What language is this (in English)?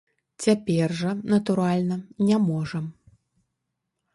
Belarusian